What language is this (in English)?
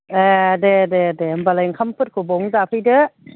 Bodo